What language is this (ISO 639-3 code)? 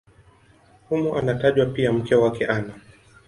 swa